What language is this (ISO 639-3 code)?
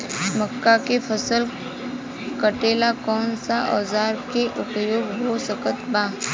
bho